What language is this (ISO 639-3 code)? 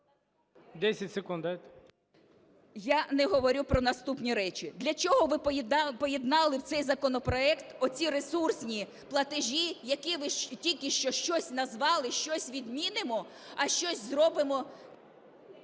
ukr